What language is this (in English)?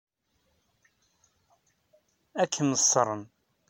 Kabyle